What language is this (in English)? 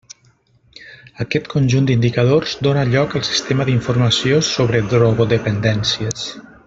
Catalan